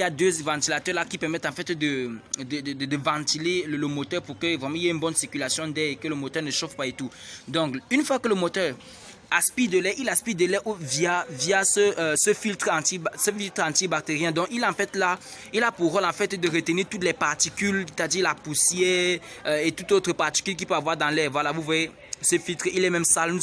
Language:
French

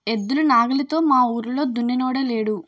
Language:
Telugu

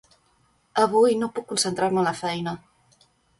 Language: Catalan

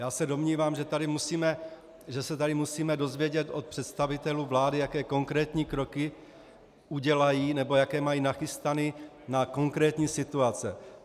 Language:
Czech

